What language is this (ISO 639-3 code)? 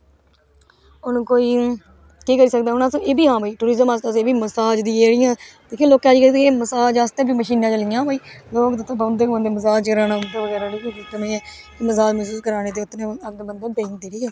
doi